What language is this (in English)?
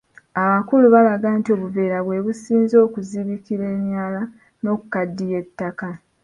Ganda